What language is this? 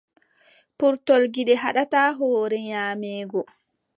Adamawa Fulfulde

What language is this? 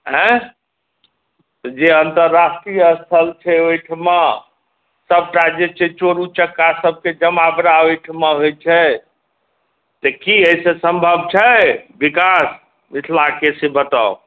Maithili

